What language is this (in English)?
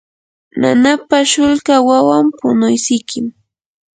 Yanahuanca Pasco Quechua